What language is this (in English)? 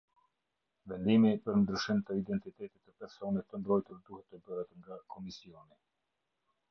Albanian